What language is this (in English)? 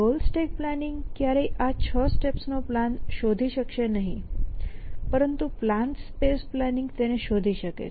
Gujarati